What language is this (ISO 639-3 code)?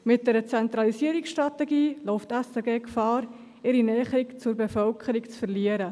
gsw